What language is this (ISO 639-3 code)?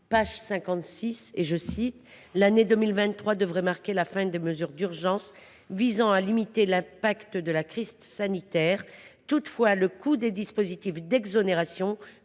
fra